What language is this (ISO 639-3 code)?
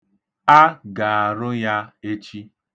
ibo